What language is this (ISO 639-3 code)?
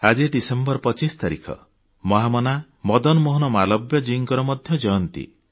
ori